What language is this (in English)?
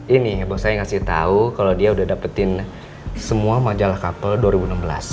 Indonesian